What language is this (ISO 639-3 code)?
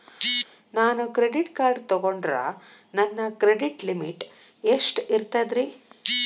kan